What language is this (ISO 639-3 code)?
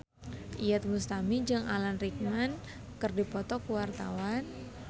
sun